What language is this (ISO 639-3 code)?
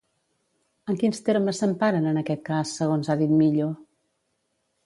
cat